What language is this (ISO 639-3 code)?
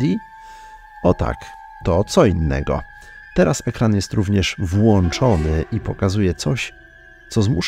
pol